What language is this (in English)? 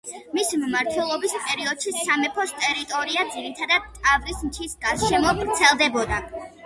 Georgian